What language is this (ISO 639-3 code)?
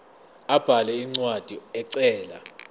zul